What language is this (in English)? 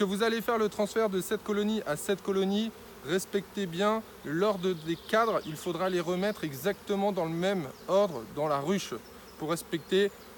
French